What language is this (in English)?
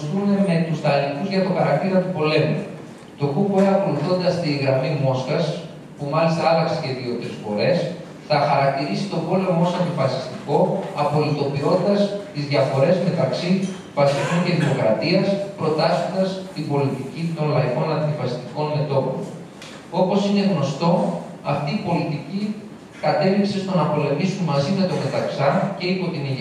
Greek